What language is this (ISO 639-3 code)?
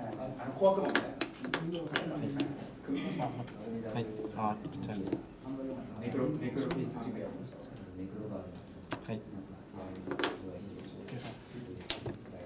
jpn